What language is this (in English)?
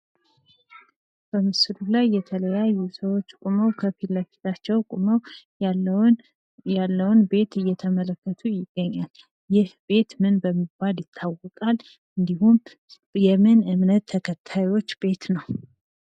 Amharic